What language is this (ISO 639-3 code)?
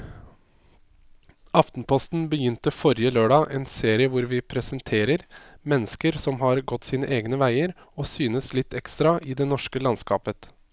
nor